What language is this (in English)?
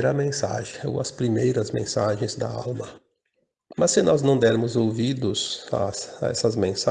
Portuguese